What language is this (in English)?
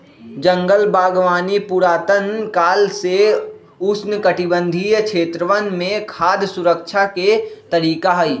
Magahi